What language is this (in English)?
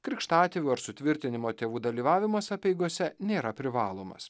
Lithuanian